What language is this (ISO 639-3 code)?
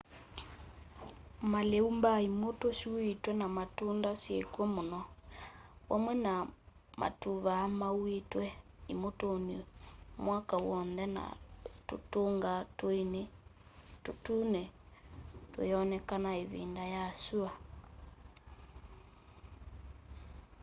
kam